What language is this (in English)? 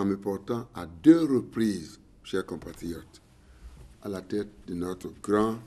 French